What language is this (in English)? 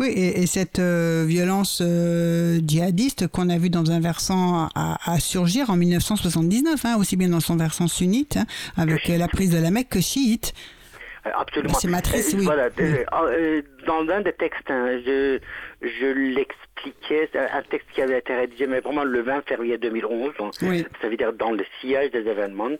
French